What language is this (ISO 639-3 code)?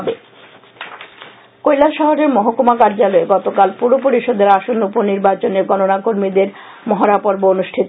ben